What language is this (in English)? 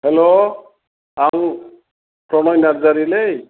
Bodo